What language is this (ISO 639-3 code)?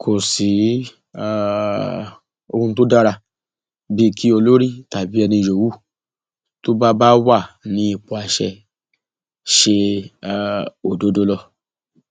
yor